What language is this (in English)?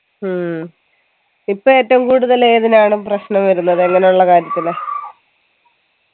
Malayalam